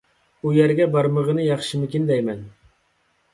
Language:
Uyghur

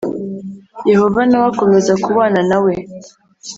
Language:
Kinyarwanda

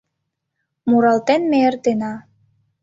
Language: Mari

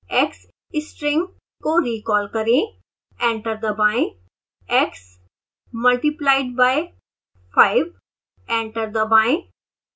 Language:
Hindi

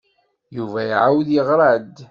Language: Kabyle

